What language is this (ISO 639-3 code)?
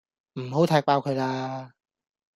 yue